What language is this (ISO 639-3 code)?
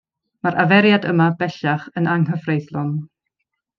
cym